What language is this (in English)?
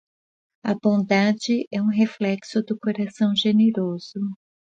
Portuguese